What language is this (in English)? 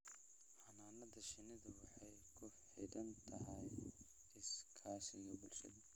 Somali